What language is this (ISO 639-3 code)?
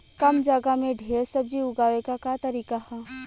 bho